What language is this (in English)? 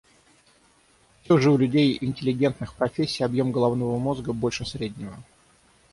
Russian